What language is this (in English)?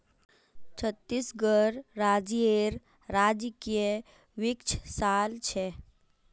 Magahi